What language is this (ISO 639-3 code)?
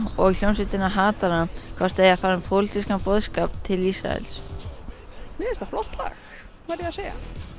isl